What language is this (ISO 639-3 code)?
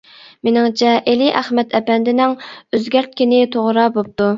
uig